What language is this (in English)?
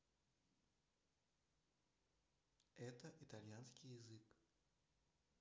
Russian